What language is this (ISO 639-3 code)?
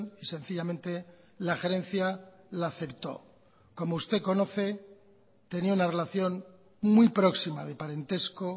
spa